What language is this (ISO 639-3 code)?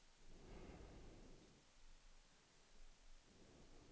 swe